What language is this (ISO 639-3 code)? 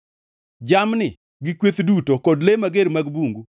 luo